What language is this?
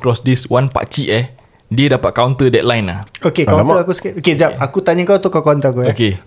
Malay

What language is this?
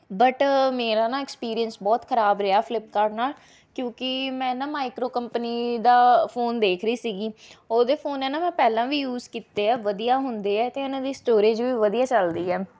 Punjabi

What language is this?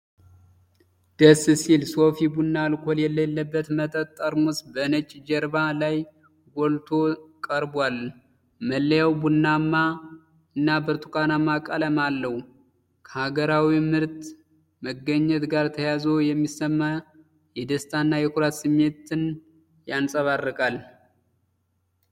Amharic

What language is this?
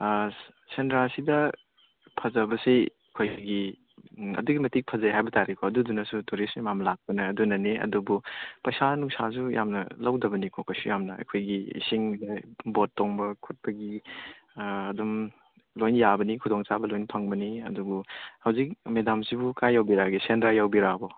Manipuri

